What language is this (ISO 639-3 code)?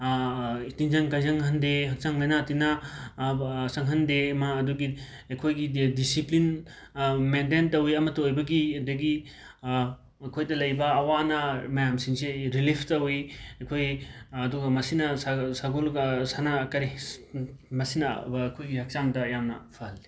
mni